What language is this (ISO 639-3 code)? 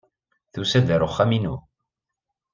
kab